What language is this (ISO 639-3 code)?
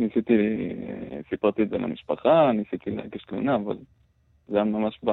heb